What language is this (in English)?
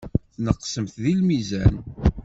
Kabyle